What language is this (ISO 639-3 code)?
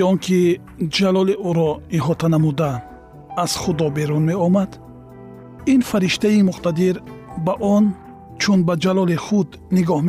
fas